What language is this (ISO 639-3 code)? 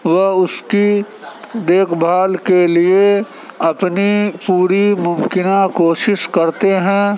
urd